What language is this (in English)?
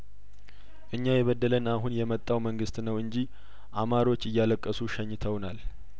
Amharic